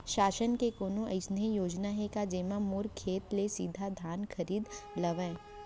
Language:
Chhattisgarhi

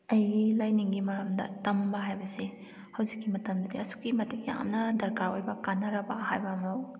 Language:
Manipuri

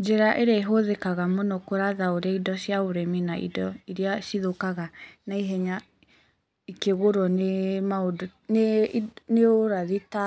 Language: Kikuyu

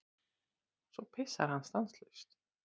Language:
Icelandic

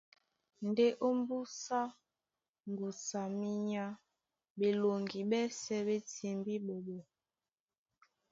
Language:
Duala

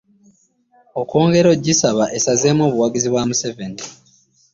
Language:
Ganda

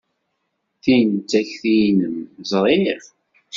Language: Kabyle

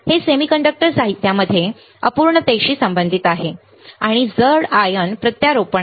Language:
Marathi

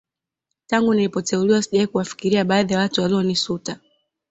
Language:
Swahili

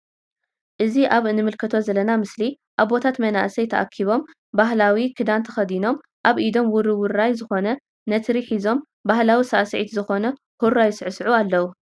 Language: Tigrinya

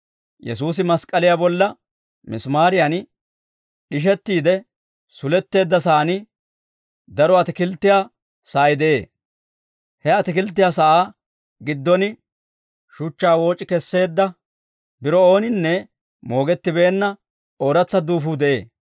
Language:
Dawro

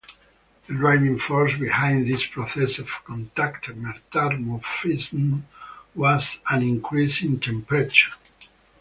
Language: English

